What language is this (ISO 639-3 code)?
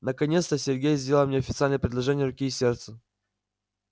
rus